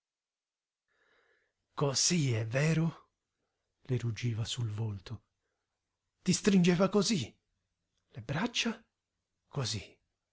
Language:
Italian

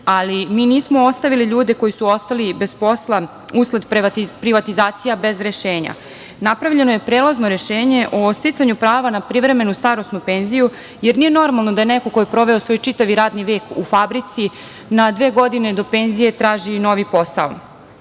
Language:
Serbian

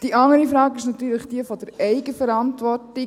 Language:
Swiss German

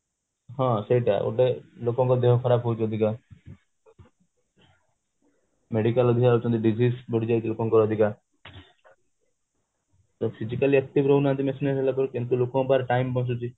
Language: Odia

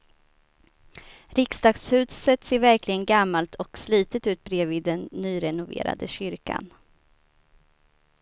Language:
Swedish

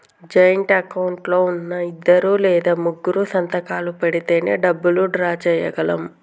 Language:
Telugu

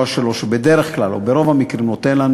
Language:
Hebrew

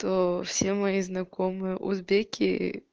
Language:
Russian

